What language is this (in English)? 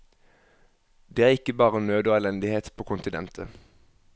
Norwegian